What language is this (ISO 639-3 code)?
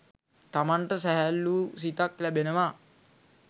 sin